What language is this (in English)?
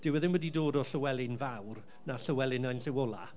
Welsh